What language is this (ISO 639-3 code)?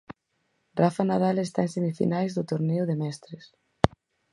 glg